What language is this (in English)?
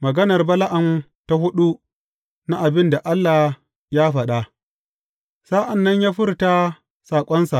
Hausa